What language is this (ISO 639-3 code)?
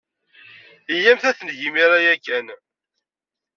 kab